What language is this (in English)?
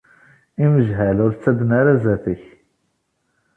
Kabyle